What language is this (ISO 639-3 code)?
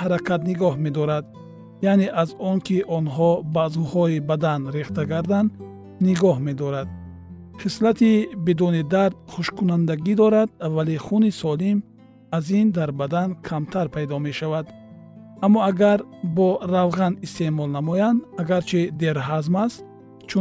fas